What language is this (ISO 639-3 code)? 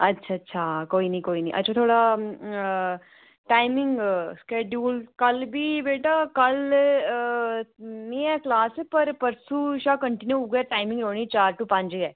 doi